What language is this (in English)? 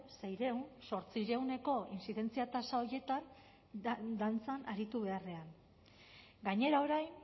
Basque